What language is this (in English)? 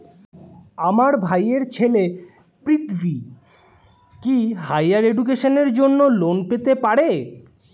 Bangla